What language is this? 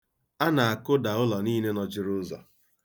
Igbo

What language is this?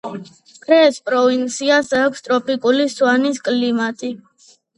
Georgian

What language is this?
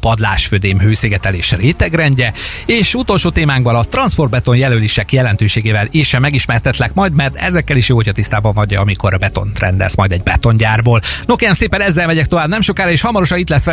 Hungarian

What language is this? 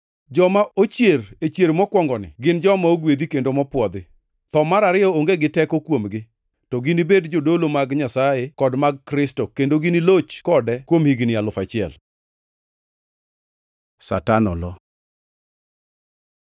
Luo (Kenya and Tanzania)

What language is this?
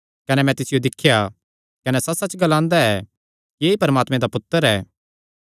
Kangri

